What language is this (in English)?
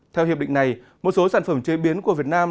Vietnamese